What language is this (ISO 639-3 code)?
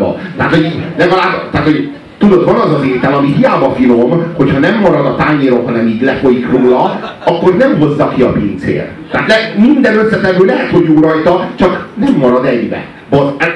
hun